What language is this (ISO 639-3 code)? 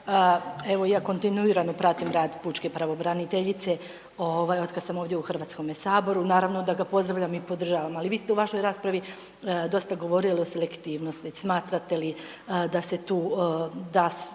hrv